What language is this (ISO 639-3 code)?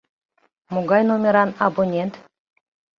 chm